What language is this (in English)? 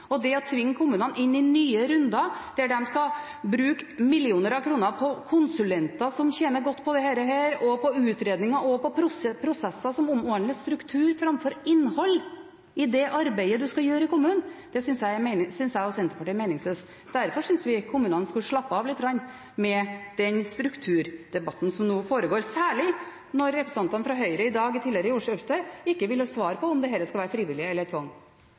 Norwegian